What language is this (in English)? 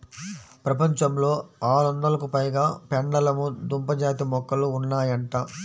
Telugu